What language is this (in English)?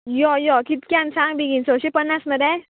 Konkani